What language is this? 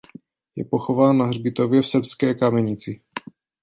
Czech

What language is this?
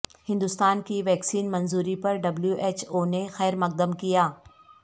Urdu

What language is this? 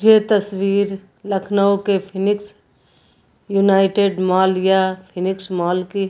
Hindi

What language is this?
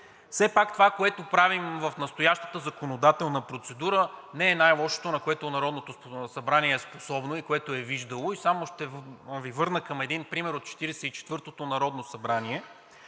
Bulgarian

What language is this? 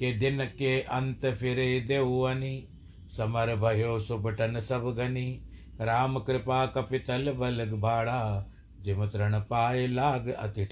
Hindi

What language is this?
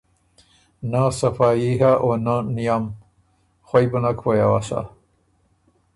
Ormuri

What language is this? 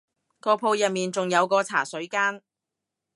Cantonese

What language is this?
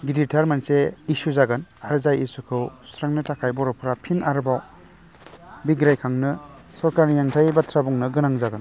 Bodo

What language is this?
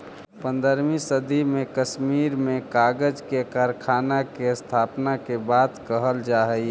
Magahi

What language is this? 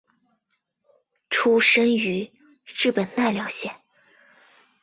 Chinese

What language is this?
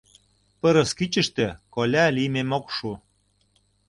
Mari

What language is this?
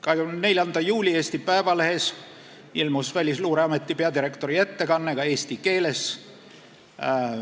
Estonian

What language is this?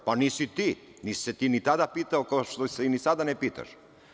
Serbian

